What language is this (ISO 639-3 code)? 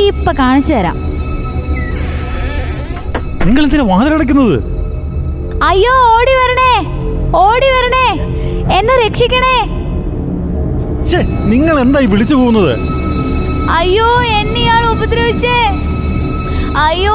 mal